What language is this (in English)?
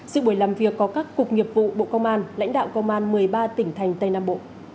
Vietnamese